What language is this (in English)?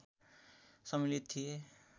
Nepali